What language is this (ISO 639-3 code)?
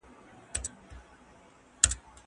pus